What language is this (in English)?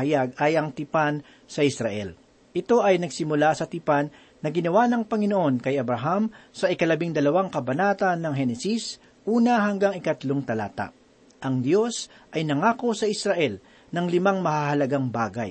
Filipino